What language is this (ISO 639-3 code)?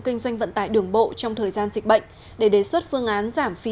vie